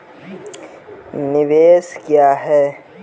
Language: Maithili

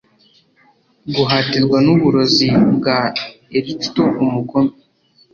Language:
Kinyarwanda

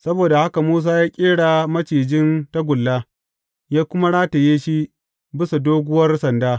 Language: Hausa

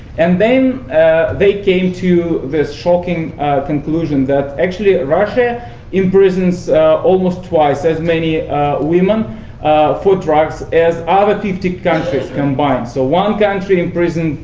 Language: English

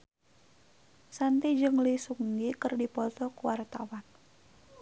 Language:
Sundanese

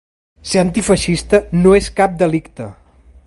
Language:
Catalan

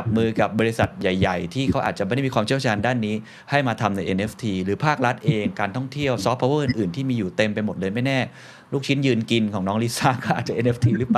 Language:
Thai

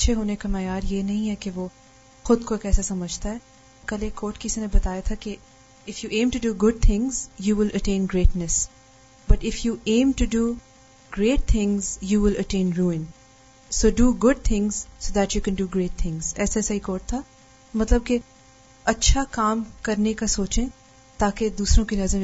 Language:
Urdu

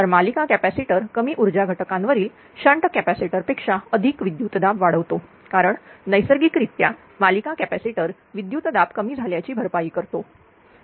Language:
Marathi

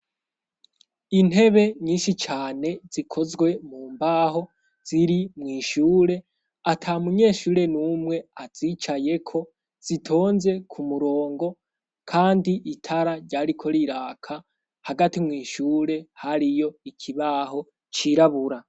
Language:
Rundi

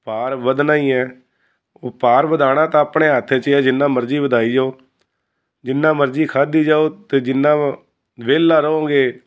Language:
Punjabi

